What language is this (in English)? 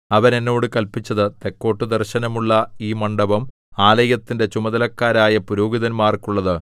Malayalam